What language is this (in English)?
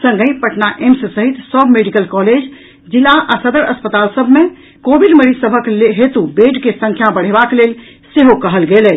Maithili